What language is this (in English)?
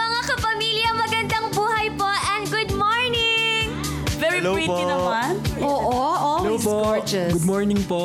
Filipino